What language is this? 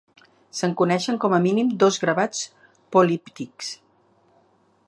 Catalan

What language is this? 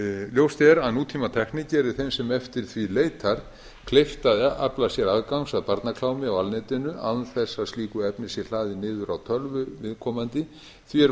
Icelandic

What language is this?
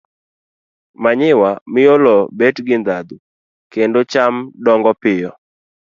Luo (Kenya and Tanzania)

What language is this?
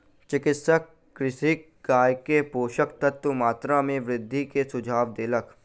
Maithili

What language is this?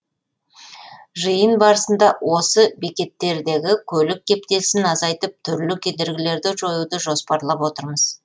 Kazakh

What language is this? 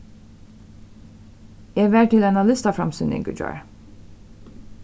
Faroese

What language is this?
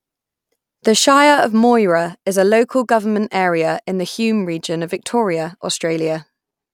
English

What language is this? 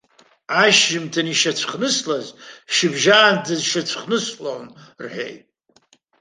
Abkhazian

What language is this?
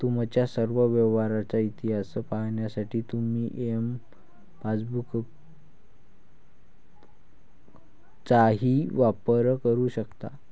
Marathi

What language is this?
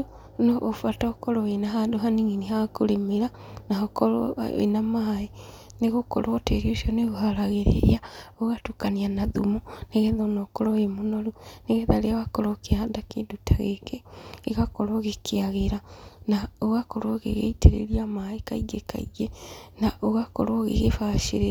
Kikuyu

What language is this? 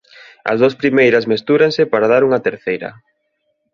Galician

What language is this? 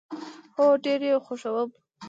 Pashto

